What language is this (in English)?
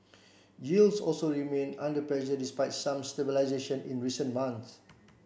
English